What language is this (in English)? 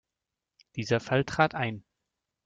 German